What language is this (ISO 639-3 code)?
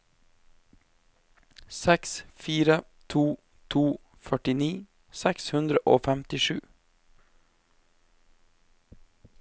nor